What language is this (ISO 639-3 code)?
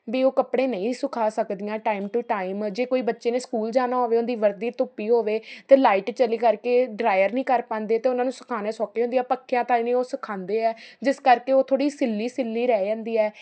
pan